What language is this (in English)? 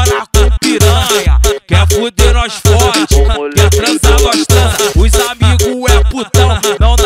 Romanian